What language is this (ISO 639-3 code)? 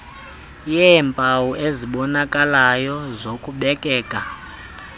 xho